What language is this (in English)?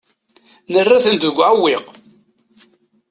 Kabyle